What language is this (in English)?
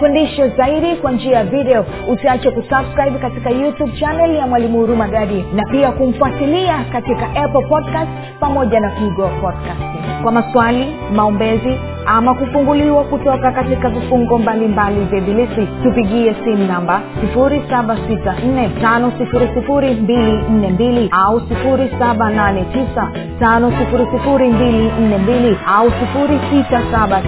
Swahili